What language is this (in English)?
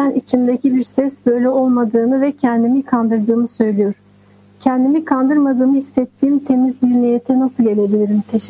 Russian